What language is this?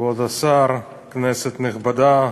Hebrew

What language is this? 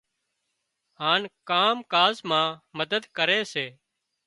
Wadiyara Koli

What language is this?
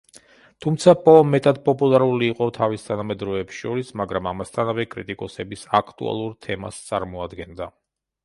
Georgian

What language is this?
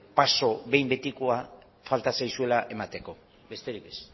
Basque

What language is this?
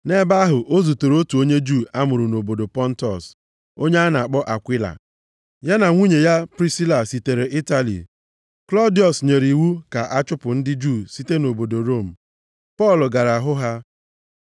Igbo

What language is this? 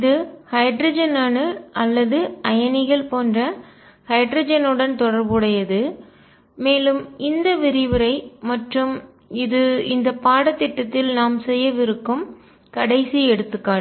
Tamil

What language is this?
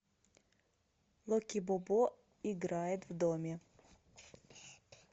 Russian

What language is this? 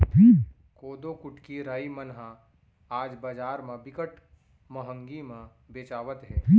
Chhattisgarhi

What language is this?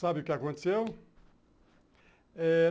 Portuguese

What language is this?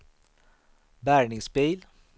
Swedish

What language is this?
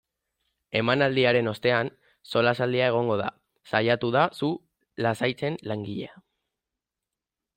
Basque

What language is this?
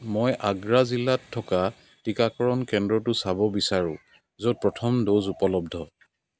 Assamese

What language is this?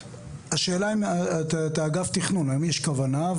Hebrew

